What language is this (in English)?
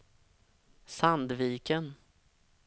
Swedish